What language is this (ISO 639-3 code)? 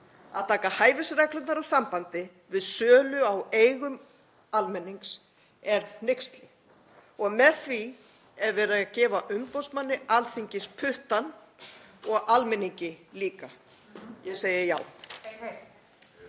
isl